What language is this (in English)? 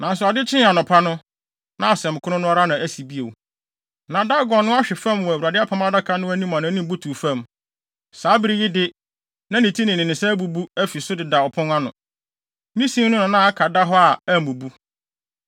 Akan